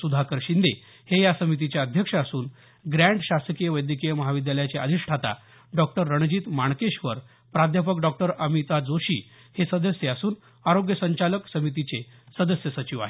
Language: Marathi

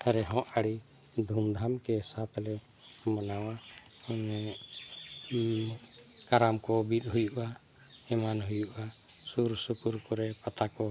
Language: Santali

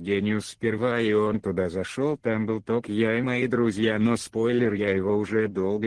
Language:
Russian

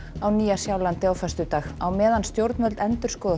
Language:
Icelandic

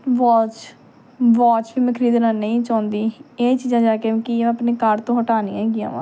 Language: Punjabi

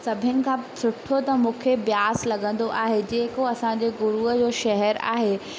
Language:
Sindhi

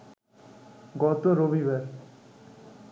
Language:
Bangla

